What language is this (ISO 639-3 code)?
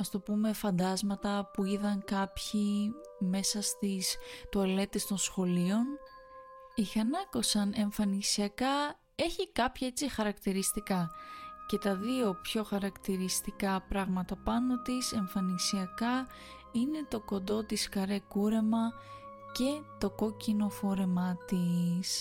ell